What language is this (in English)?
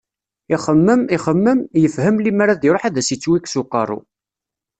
Kabyle